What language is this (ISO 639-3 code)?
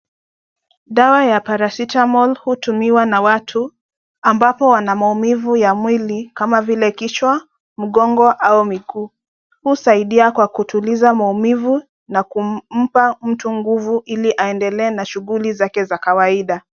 swa